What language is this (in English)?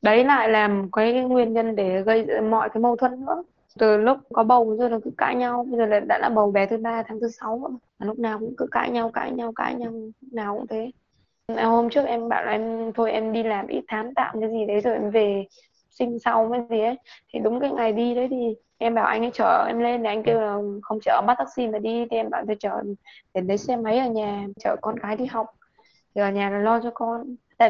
Vietnamese